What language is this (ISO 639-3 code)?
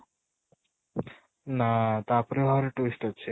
ori